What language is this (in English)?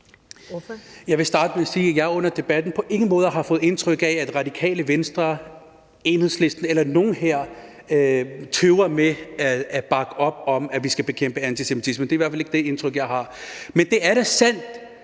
Danish